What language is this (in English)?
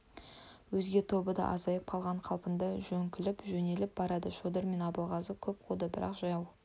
Kazakh